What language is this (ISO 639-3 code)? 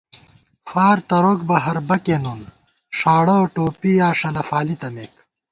gwt